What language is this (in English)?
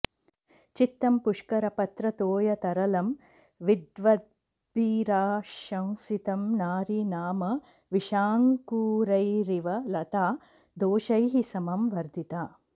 Sanskrit